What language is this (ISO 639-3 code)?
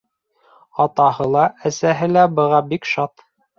bak